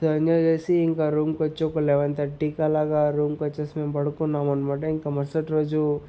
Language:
Telugu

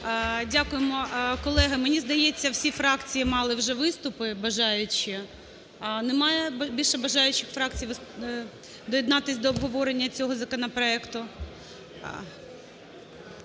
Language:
Ukrainian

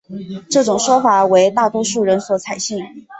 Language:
Chinese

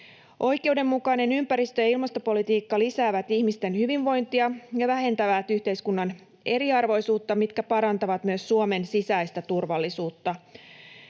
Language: Finnish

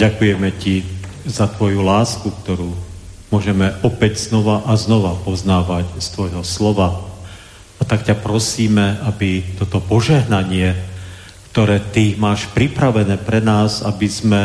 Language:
Slovak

